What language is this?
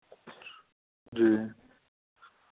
Dogri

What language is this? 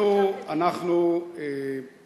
Hebrew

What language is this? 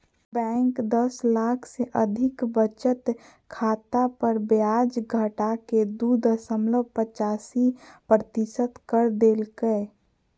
Magahi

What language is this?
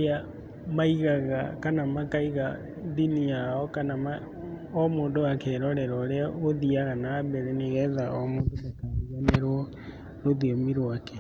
Kikuyu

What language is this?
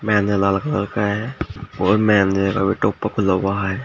Hindi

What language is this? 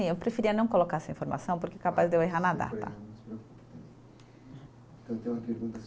Portuguese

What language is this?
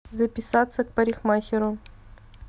Russian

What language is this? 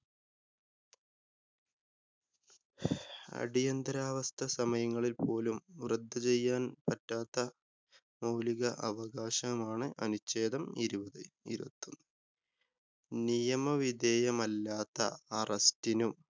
Malayalam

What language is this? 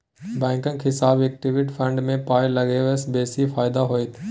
Maithili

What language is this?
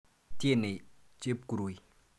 Kalenjin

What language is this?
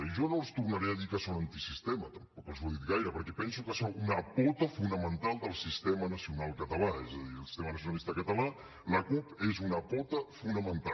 Catalan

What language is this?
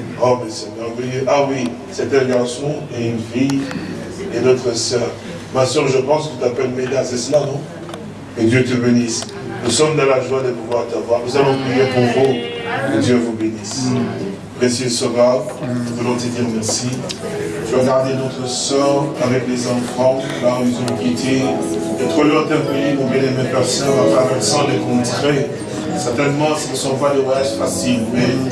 French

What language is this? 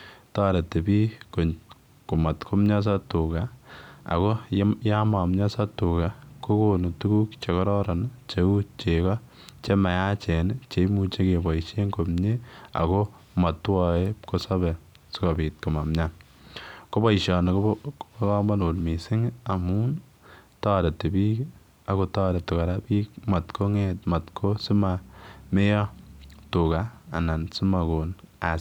Kalenjin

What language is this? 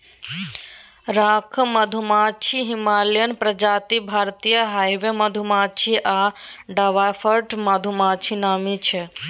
Maithili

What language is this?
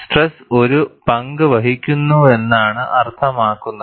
Malayalam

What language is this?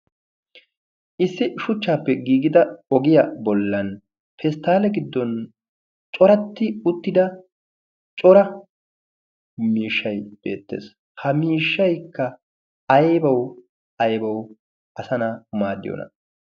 Wolaytta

